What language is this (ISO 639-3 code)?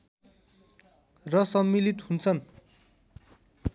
nep